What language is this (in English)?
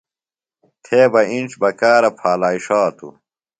Phalura